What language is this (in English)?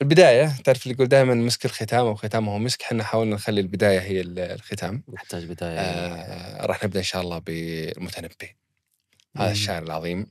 Arabic